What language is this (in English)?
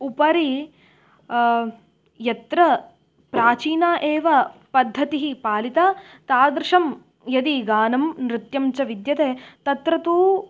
Sanskrit